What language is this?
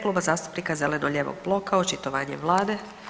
Croatian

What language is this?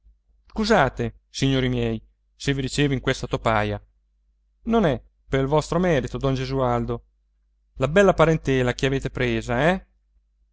Italian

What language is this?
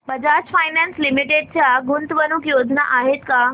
Marathi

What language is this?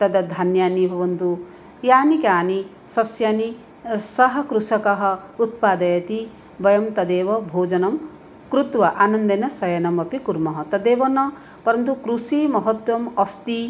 Sanskrit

